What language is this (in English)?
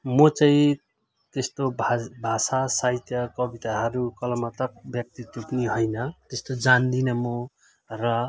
Nepali